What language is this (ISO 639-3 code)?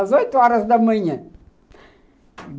por